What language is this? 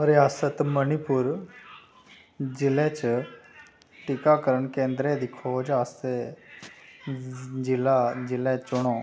Dogri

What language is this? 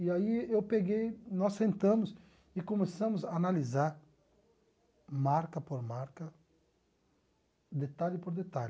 Portuguese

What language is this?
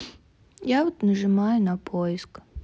Russian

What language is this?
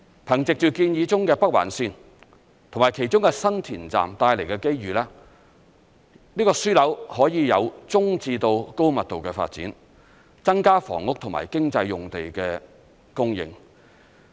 Cantonese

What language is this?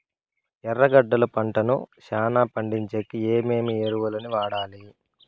Telugu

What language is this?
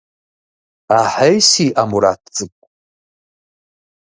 Kabardian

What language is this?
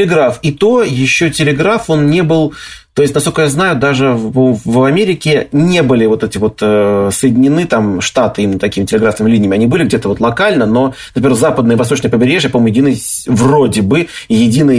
Russian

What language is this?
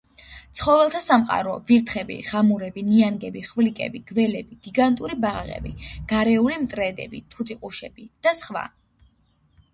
Georgian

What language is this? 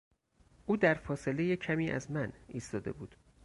Persian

